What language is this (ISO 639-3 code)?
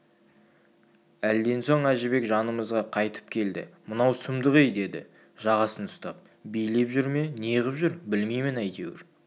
kaz